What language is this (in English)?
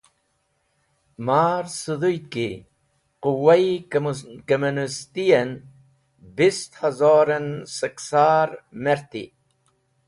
Wakhi